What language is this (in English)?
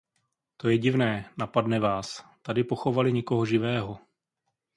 Czech